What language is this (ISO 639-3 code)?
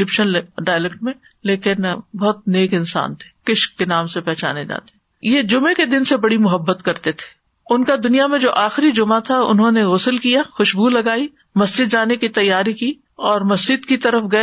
urd